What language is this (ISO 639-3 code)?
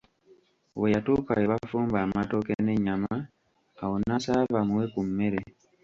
lug